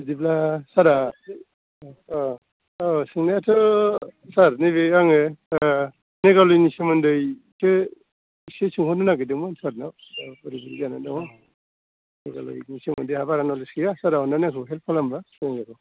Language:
Bodo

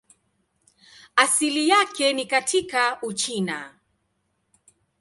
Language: Swahili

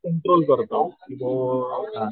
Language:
Marathi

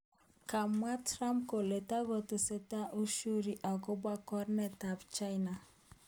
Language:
Kalenjin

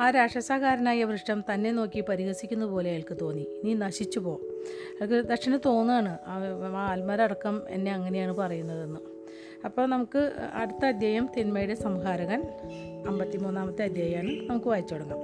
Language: Malayalam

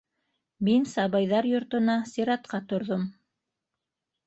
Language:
Bashkir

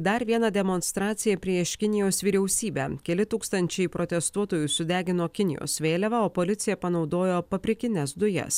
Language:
Lithuanian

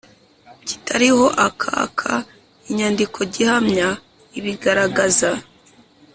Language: Kinyarwanda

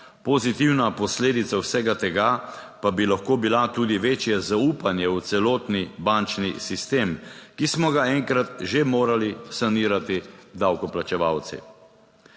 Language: Slovenian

